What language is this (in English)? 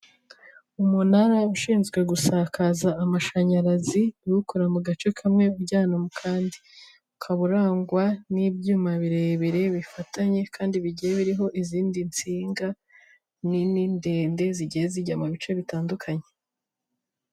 Kinyarwanda